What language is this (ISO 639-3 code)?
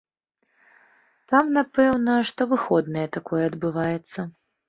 bel